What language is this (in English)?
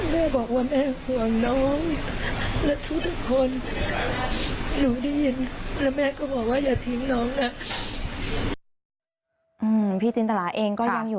Thai